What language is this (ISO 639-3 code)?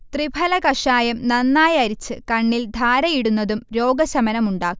mal